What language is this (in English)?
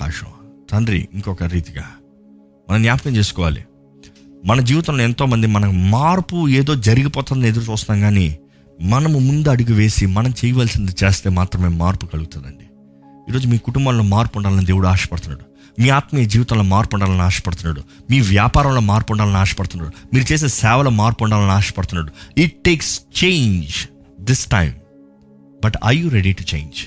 Telugu